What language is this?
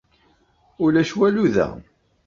Kabyle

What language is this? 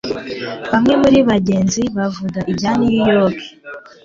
Kinyarwanda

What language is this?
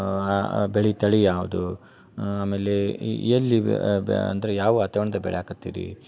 Kannada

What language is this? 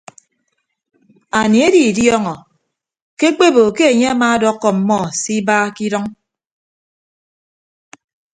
Ibibio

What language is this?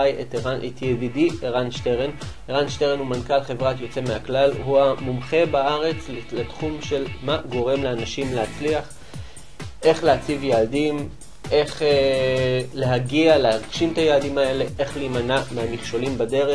Hebrew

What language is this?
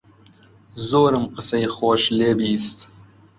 Central Kurdish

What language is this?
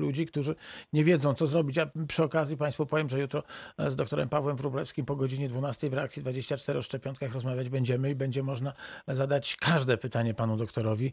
Polish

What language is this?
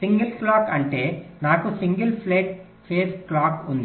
Telugu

